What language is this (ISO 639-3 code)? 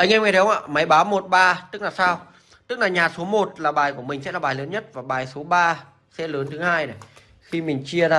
vie